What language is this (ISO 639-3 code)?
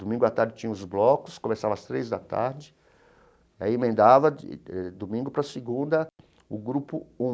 por